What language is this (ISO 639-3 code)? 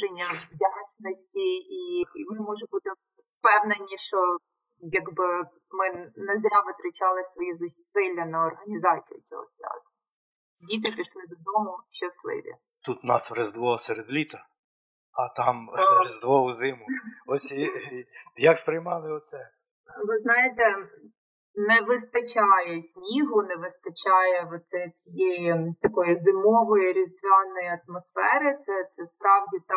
ukr